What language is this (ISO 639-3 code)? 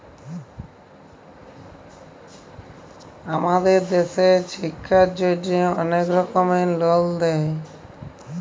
ben